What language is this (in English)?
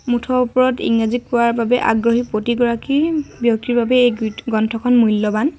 Assamese